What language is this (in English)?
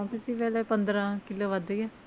Punjabi